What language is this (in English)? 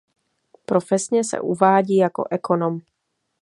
Czech